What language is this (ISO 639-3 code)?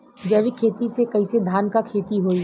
bho